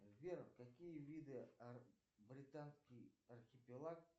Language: Russian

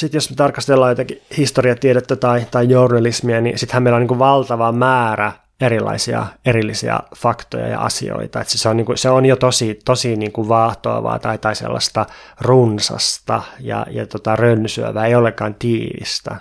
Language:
Finnish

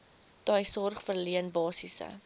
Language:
Afrikaans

